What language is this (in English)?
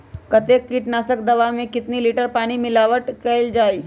Magahi